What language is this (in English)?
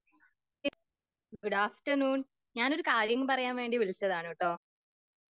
Malayalam